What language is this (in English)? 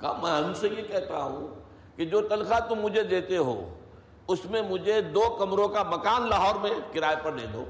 Urdu